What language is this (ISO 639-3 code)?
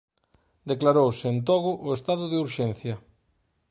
glg